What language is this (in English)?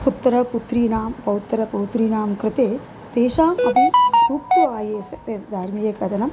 Sanskrit